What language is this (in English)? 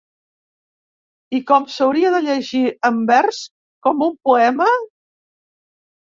Catalan